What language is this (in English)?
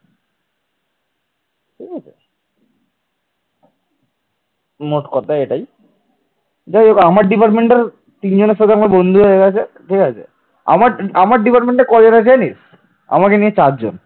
Bangla